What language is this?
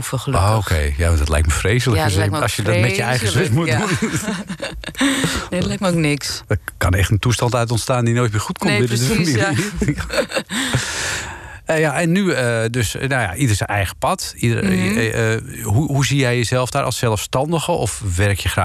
Dutch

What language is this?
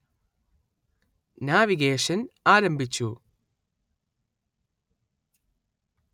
Malayalam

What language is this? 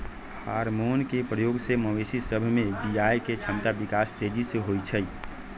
Magahi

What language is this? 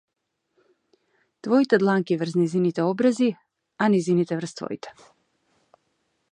Macedonian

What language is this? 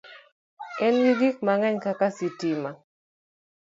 Luo (Kenya and Tanzania)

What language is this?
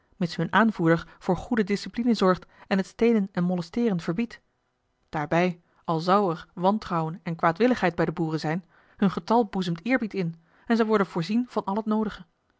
Dutch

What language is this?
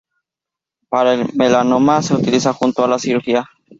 Spanish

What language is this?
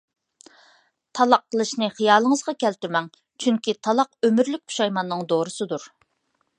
Uyghur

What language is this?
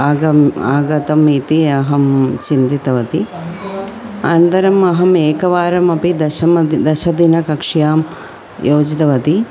Sanskrit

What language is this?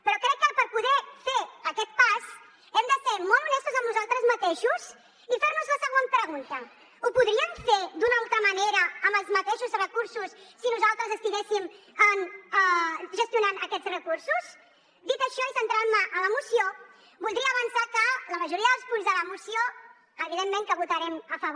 Catalan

